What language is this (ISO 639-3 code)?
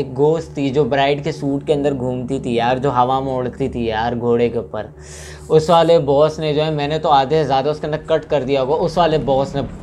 hin